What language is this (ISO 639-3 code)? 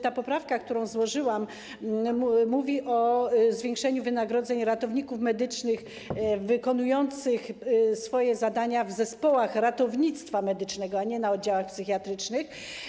pol